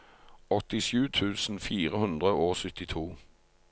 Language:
Norwegian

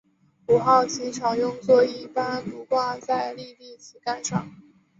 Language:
Chinese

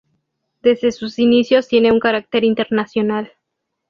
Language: Spanish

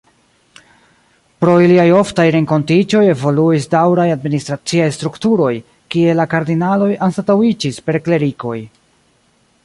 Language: Esperanto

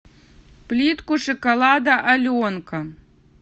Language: Russian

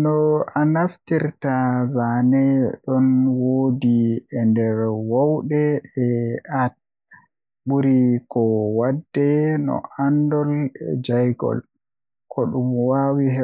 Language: Western Niger Fulfulde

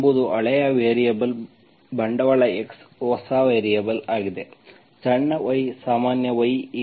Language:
Kannada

